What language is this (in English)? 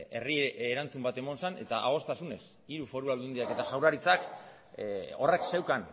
Basque